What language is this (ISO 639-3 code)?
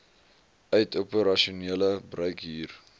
afr